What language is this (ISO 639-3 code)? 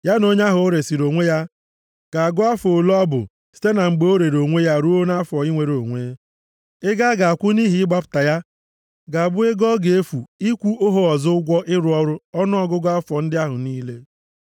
ibo